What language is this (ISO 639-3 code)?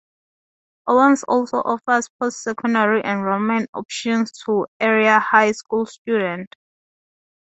eng